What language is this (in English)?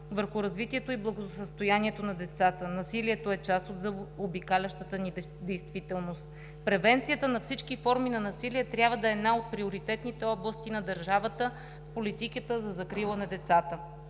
Bulgarian